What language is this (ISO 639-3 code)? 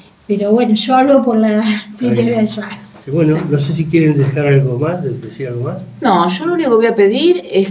spa